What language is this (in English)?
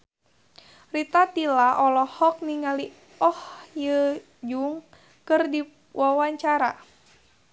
Sundanese